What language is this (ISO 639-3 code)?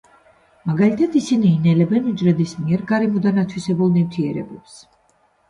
kat